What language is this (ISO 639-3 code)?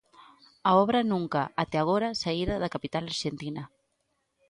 glg